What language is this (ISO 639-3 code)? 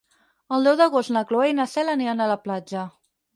cat